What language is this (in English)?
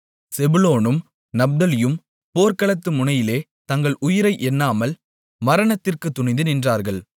Tamil